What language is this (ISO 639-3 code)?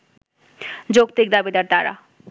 ben